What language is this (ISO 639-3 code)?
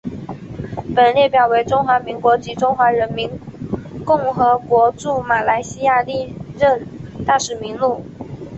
zho